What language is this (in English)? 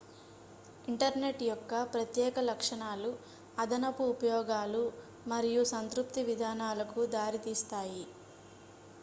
Telugu